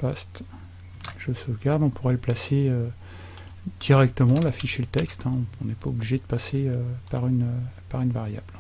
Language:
French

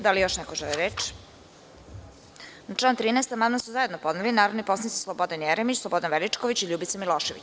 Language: Serbian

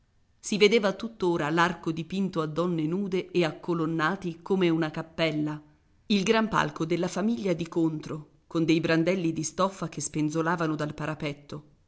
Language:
Italian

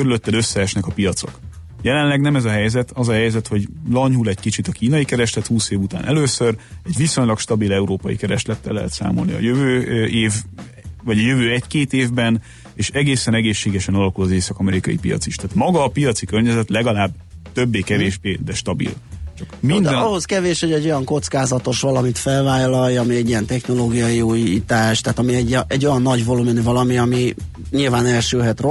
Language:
Hungarian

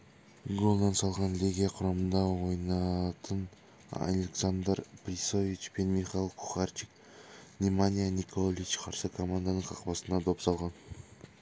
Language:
Kazakh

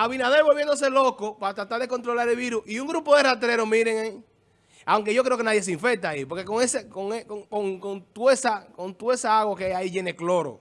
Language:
Spanish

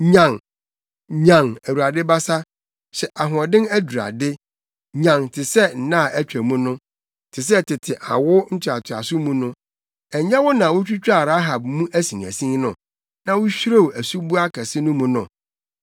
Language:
Akan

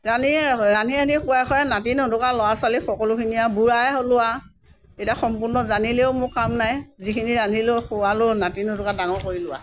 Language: Assamese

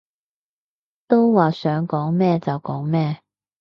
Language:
Cantonese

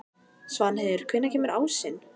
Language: Icelandic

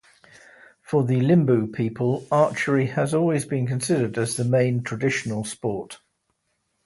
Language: English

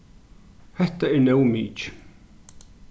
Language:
Faroese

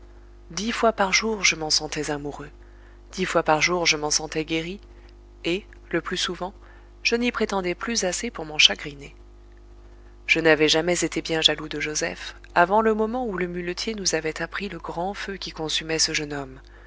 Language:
French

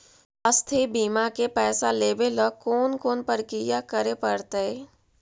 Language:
Magahi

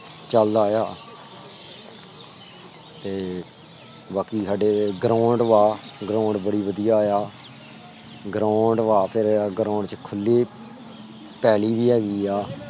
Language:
Punjabi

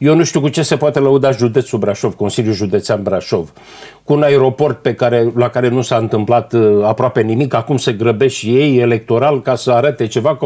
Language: Romanian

